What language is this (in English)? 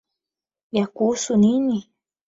Swahili